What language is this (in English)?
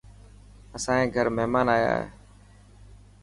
Dhatki